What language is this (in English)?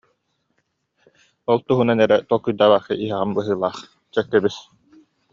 Yakut